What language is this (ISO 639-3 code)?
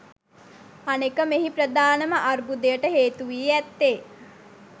sin